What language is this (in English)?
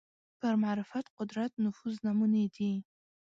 Pashto